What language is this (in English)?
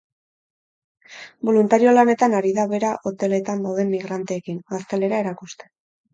Basque